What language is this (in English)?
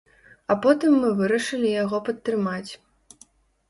Belarusian